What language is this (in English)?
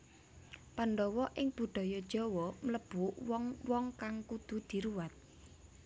Javanese